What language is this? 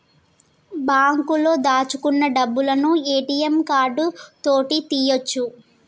Telugu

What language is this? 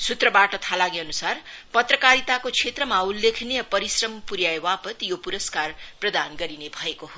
Nepali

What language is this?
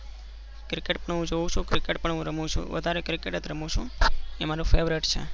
Gujarati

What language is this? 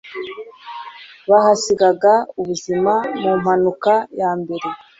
Kinyarwanda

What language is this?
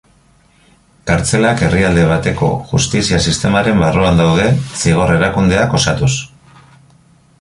Basque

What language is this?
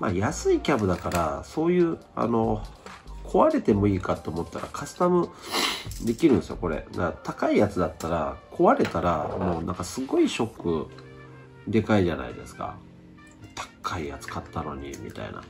Japanese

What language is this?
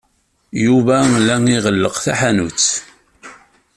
Kabyle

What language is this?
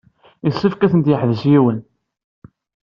Kabyle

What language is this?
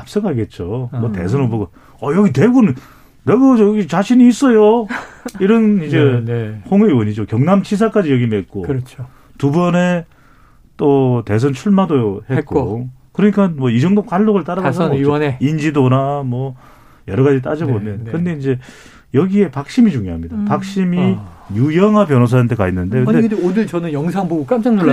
Korean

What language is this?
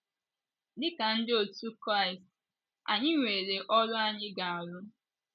Igbo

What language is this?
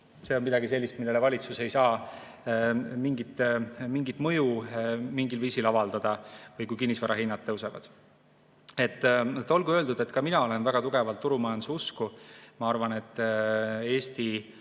Estonian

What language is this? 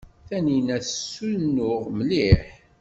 Kabyle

